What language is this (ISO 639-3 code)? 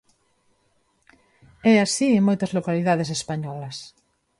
glg